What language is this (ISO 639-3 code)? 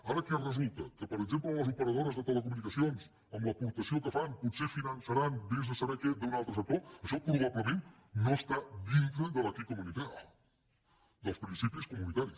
cat